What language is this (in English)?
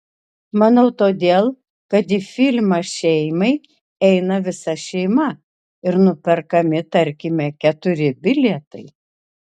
Lithuanian